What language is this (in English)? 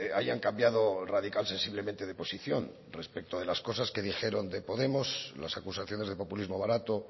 Spanish